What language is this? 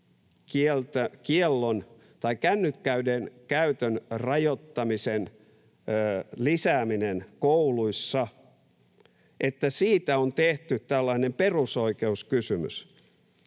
Finnish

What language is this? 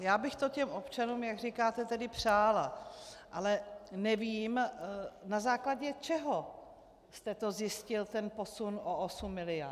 Czech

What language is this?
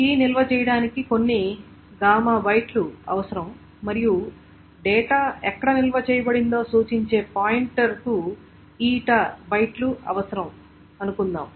Telugu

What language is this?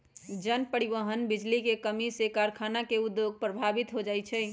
Magahi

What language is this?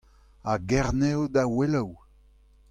Breton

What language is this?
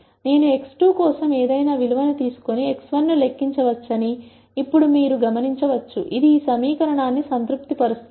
Telugu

